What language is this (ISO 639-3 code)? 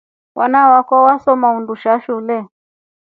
rof